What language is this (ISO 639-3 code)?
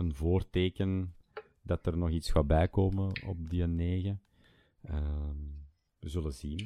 nld